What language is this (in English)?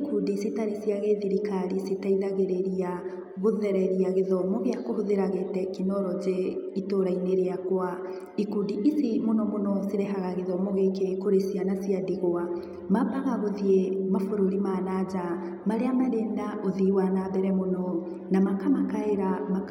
Kikuyu